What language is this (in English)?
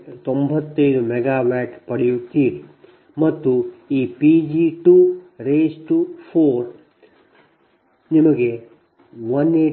Kannada